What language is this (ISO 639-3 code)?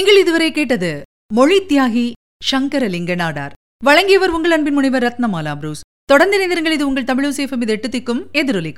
tam